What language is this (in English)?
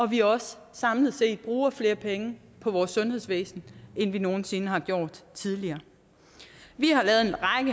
Danish